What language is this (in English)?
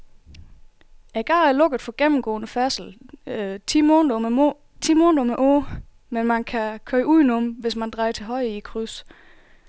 Danish